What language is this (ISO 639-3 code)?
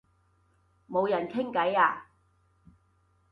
yue